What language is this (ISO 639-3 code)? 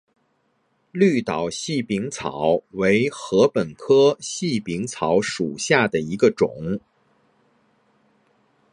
zho